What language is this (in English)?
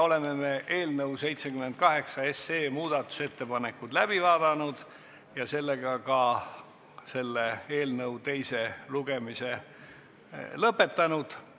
Estonian